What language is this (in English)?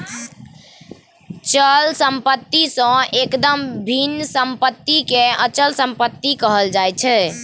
Maithili